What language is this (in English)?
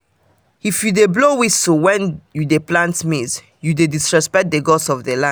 Nigerian Pidgin